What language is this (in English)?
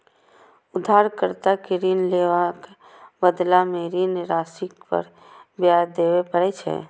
Maithili